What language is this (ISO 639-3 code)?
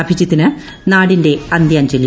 mal